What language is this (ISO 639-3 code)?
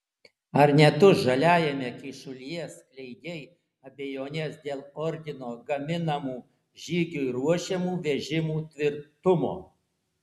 lit